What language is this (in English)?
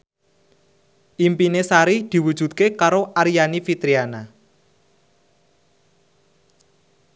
Javanese